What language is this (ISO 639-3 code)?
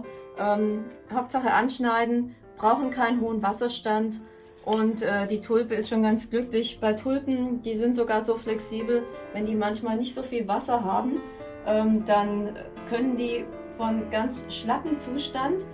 deu